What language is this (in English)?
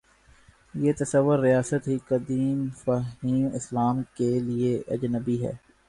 Urdu